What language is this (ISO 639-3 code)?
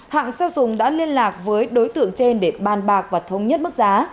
vie